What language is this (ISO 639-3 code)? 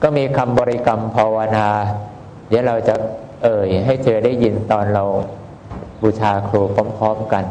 tha